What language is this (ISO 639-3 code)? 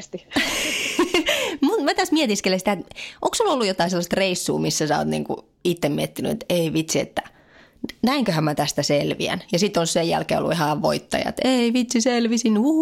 fin